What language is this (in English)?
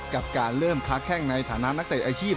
Thai